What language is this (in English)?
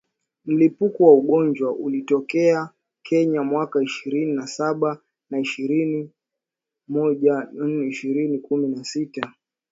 Swahili